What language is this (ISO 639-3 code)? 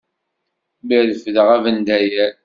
kab